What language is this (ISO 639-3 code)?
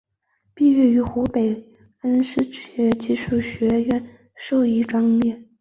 zho